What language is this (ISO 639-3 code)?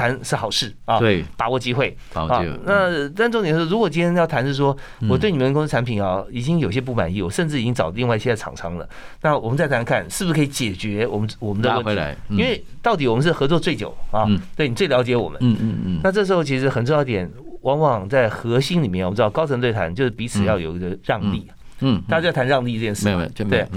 zho